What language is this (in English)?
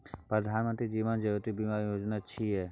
Maithili